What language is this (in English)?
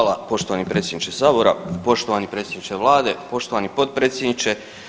Croatian